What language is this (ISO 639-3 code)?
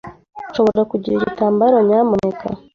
kin